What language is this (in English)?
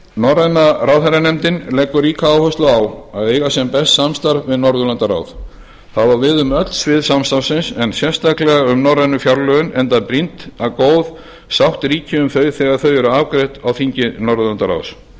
Icelandic